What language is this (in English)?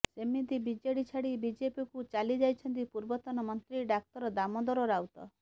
Odia